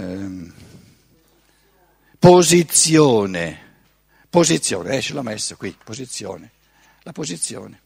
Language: Italian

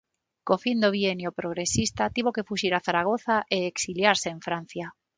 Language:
Galician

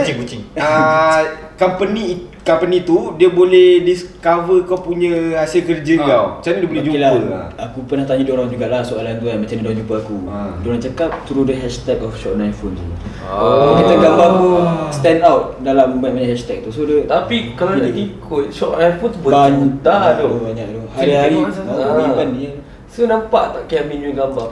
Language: Malay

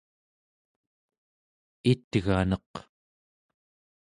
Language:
Central Yupik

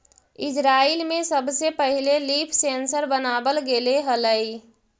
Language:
Magahi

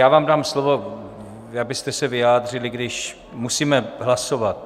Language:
Czech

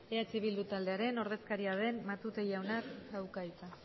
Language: Basque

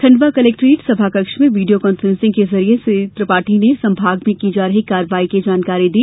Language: Hindi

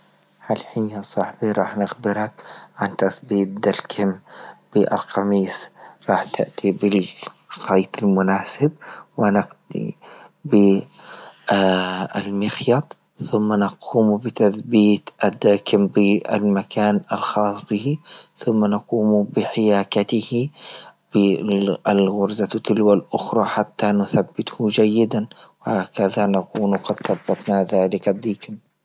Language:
Libyan Arabic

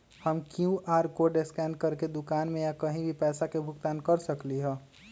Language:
Magahi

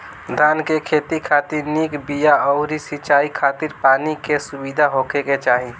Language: Bhojpuri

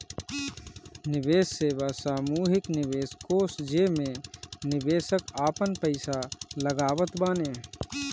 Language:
Bhojpuri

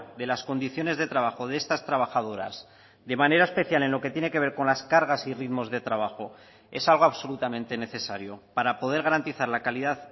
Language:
Spanish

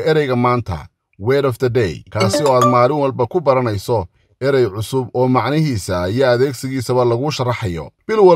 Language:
Arabic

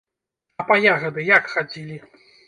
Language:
Belarusian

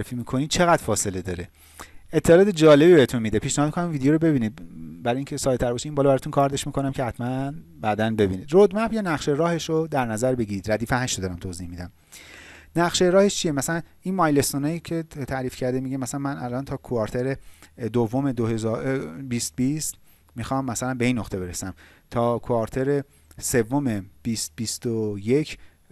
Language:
Persian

